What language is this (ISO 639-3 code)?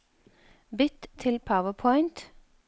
nor